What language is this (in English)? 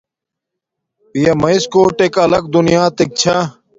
Domaaki